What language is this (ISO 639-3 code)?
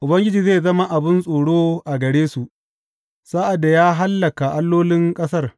hau